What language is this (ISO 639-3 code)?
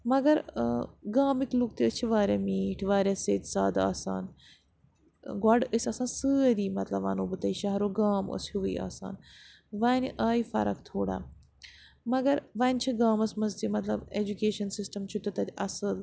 kas